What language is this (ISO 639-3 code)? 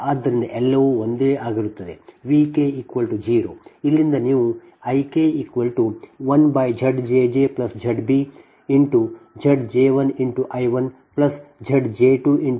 kan